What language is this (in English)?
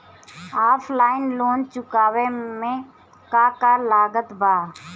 Bhojpuri